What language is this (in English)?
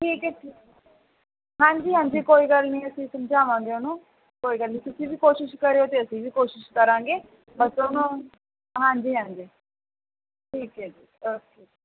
Punjabi